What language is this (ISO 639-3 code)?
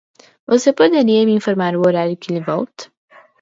por